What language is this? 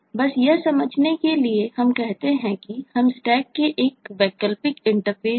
Hindi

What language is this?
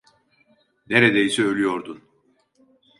Turkish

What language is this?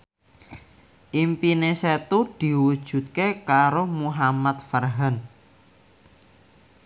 Javanese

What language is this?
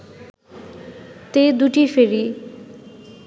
Bangla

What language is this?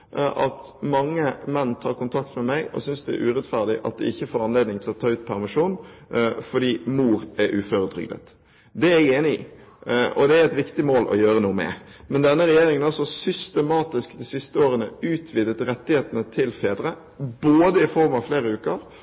Norwegian Bokmål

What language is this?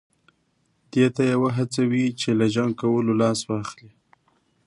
Pashto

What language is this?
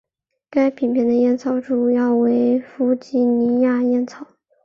Chinese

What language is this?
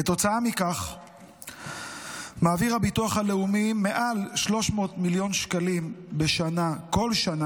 Hebrew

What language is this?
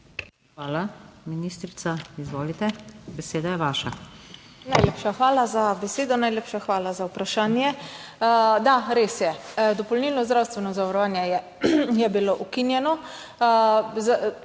Slovenian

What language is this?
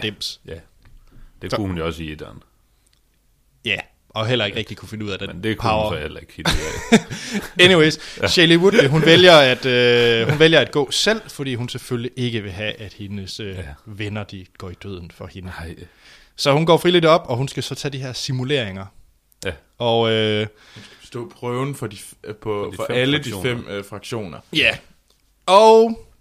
Danish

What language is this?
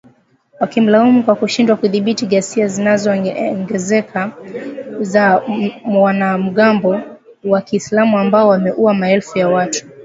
Swahili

